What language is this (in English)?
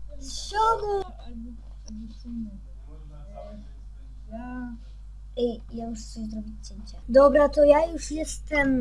Polish